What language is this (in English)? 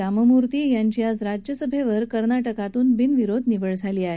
Marathi